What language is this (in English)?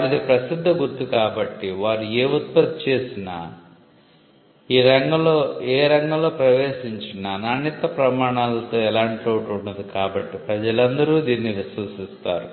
Telugu